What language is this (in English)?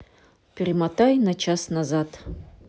Russian